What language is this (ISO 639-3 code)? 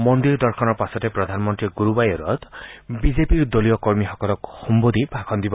asm